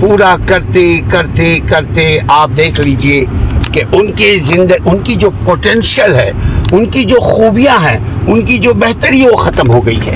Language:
Urdu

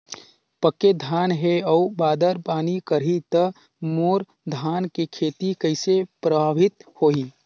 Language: Chhattisgarhi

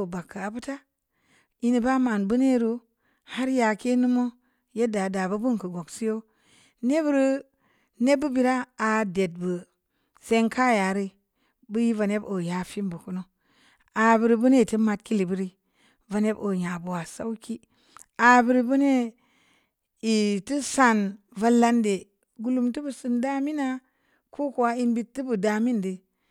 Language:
Samba Leko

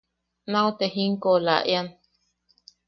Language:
Yaqui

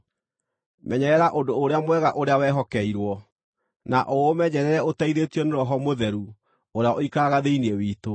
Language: Kikuyu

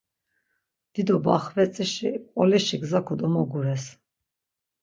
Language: Laz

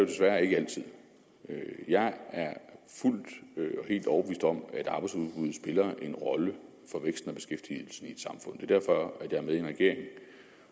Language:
Danish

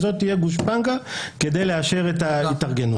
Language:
Hebrew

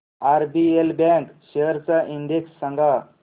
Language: Marathi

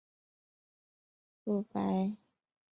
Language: Chinese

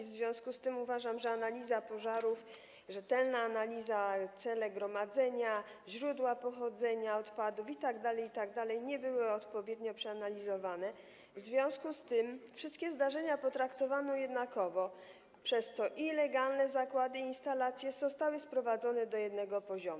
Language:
Polish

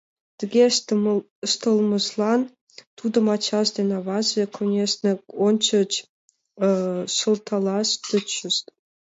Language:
Mari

